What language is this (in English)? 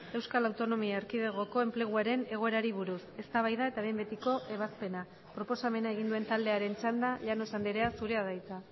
Basque